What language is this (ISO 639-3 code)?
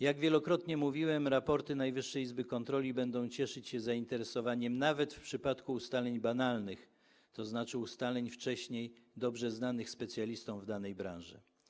pol